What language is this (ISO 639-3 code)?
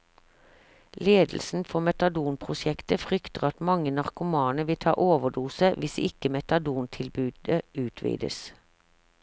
nor